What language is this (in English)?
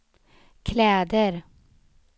Swedish